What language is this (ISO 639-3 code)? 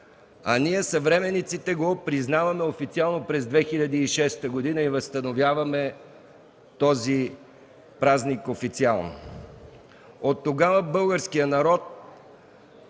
bul